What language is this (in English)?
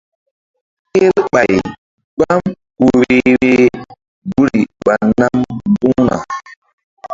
Mbum